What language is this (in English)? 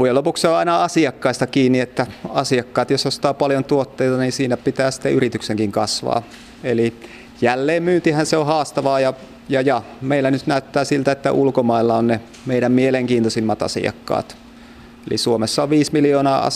Finnish